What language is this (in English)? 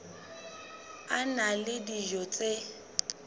Southern Sotho